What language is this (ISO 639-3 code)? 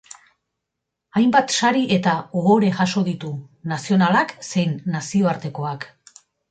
eus